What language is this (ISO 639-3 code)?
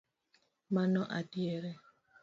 luo